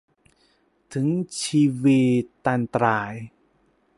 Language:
Thai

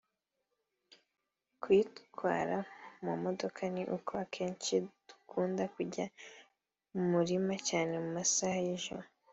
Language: Kinyarwanda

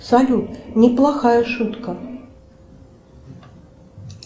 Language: Russian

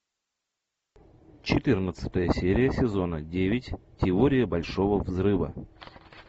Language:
Russian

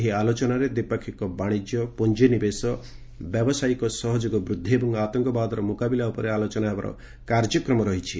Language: Odia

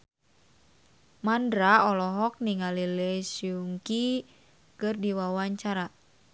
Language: Sundanese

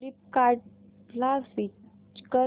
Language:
Marathi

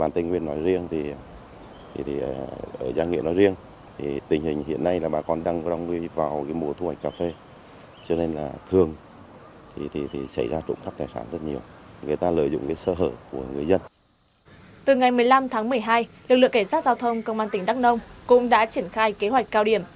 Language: Vietnamese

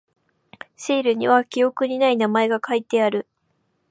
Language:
Japanese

